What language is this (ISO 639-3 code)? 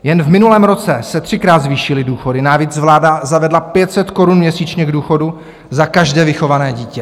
ces